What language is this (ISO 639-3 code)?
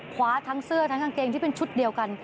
tha